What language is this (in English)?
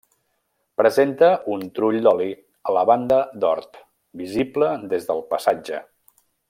Catalan